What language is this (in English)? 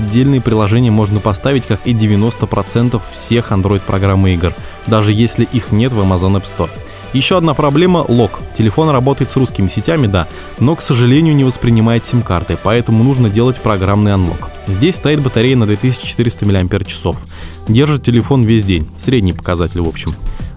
Russian